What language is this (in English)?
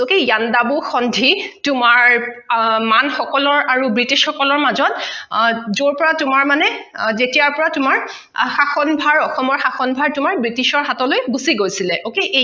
Assamese